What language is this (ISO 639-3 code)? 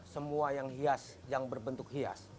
ind